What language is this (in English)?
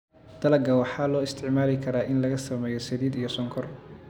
Somali